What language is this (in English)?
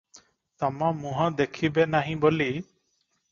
Odia